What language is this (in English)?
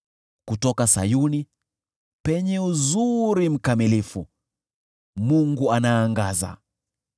Swahili